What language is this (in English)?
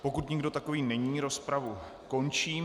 Czech